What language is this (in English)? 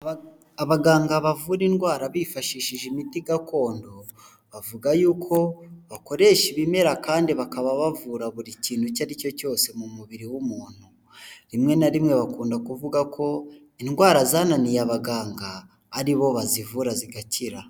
Kinyarwanda